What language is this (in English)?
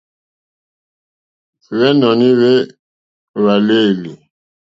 Mokpwe